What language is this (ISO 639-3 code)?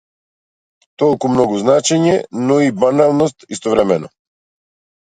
mkd